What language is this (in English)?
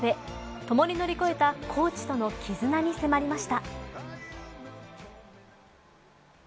Japanese